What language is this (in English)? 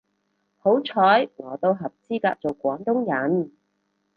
Cantonese